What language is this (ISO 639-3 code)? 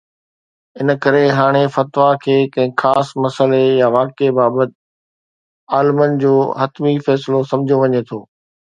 snd